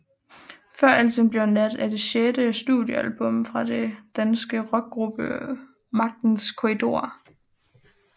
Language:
Danish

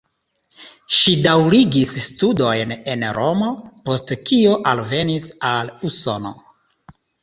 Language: Esperanto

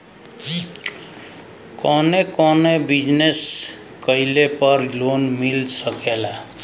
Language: Bhojpuri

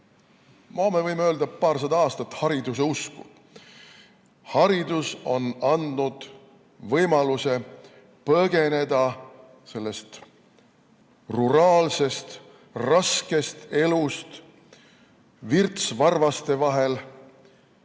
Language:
Estonian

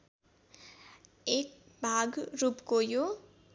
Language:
Nepali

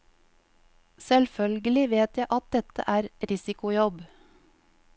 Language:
Norwegian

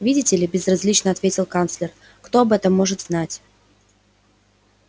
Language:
Russian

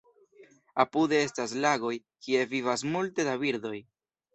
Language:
Esperanto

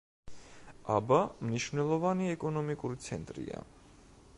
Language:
Georgian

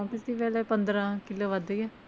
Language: Punjabi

